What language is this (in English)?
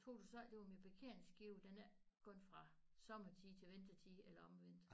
Danish